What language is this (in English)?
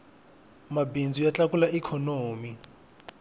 Tsonga